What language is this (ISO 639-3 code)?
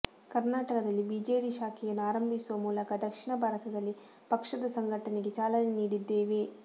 kan